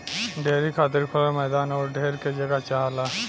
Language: Bhojpuri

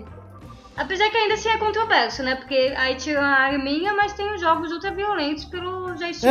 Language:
Portuguese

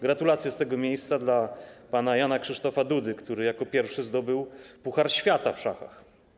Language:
Polish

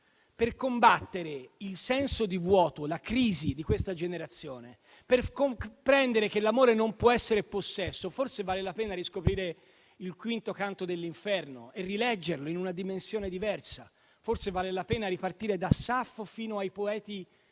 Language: Italian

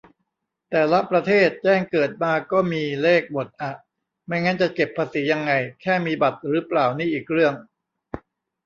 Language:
Thai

